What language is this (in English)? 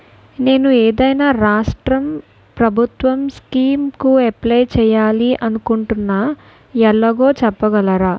Telugu